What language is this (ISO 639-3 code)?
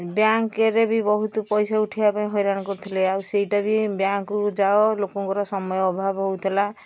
ori